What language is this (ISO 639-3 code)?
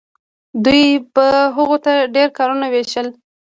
pus